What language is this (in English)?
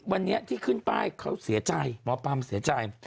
Thai